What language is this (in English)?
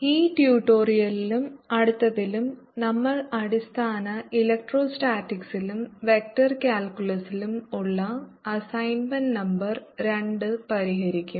Malayalam